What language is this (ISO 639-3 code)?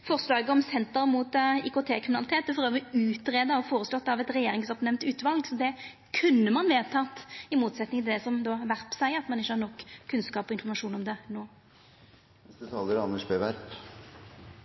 nno